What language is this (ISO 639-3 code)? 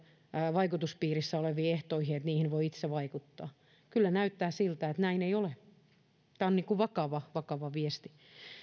fin